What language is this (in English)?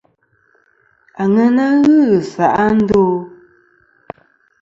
Kom